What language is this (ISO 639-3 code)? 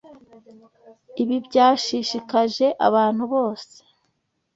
kin